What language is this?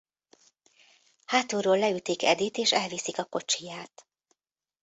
Hungarian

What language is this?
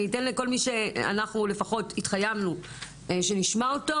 Hebrew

